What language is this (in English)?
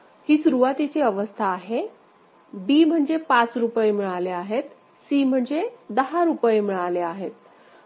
Marathi